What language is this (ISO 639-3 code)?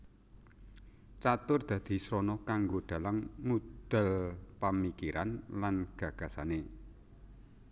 jav